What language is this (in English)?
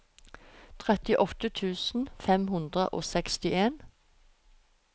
Norwegian